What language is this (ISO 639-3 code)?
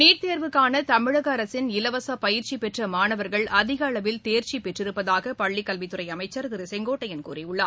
tam